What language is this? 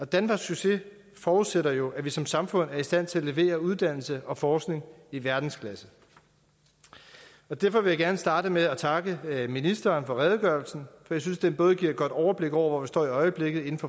Danish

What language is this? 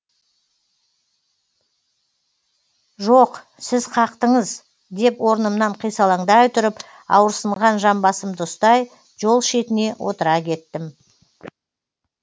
Kazakh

